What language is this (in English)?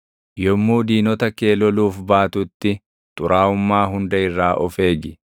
Oromo